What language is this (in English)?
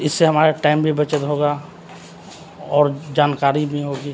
Urdu